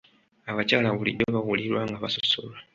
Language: Ganda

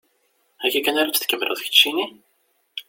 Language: Kabyle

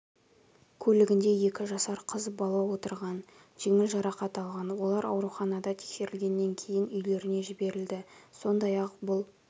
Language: Kazakh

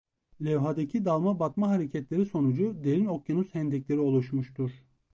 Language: Turkish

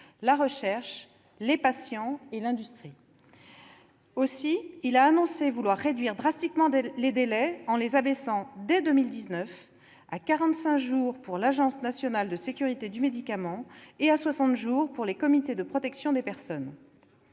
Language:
French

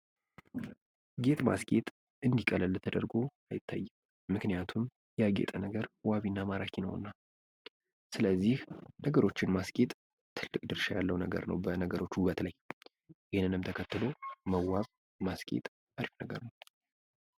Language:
Amharic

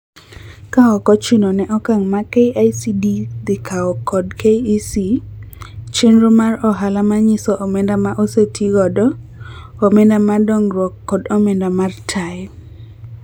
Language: Luo (Kenya and Tanzania)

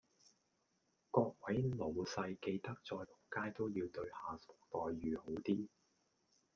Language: Cantonese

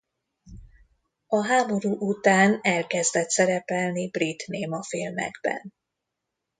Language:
Hungarian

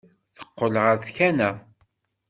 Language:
Kabyle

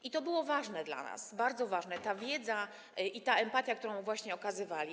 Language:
Polish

